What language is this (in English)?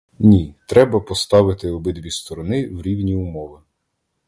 Ukrainian